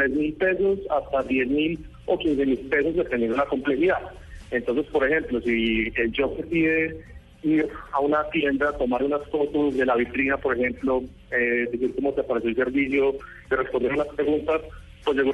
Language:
Spanish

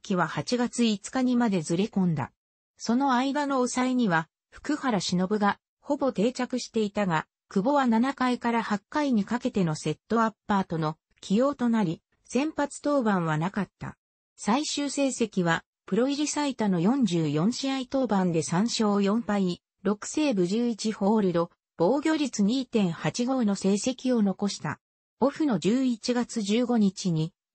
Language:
Japanese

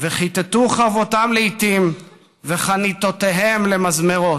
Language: Hebrew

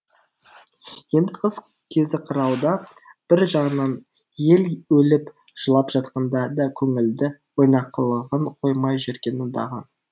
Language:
Kazakh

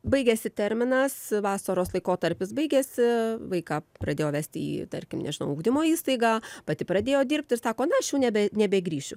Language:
Lithuanian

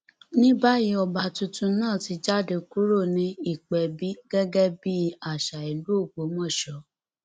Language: Yoruba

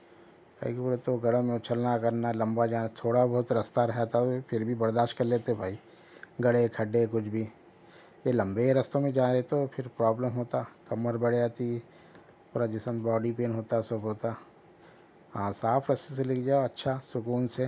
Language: Urdu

